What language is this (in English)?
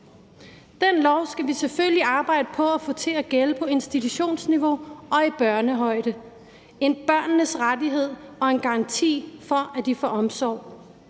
Danish